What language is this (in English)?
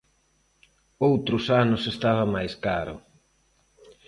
Galician